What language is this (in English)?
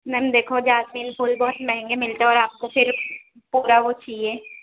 Urdu